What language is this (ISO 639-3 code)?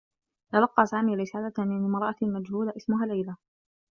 ara